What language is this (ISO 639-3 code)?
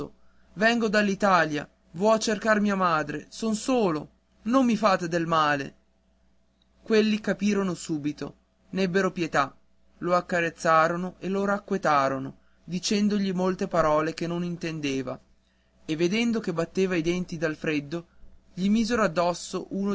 ita